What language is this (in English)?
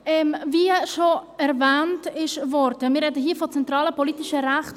Swiss German